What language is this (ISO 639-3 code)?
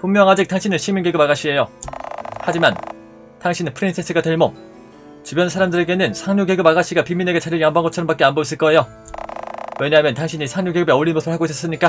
kor